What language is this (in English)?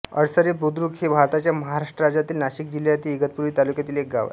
Marathi